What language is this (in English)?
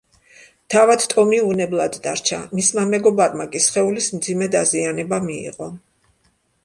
Georgian